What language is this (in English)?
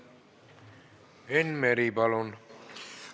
Estonian